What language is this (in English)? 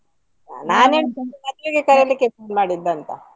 Kannada